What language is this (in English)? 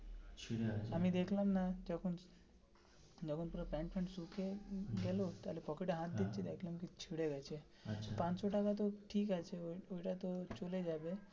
Bangla